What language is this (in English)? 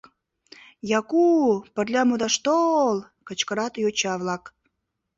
Mari